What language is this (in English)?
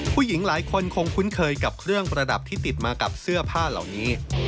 Thai